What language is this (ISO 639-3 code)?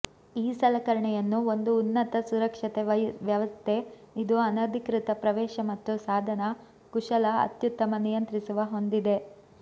kan